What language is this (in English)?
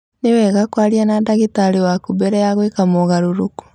Kikuyu